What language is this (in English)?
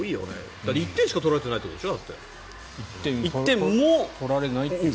Japanese